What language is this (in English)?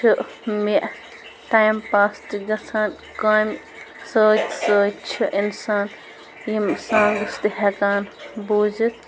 Kashmiri